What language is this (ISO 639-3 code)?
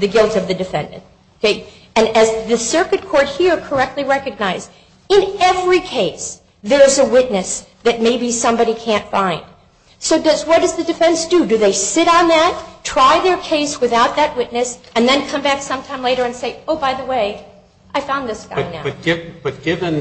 eng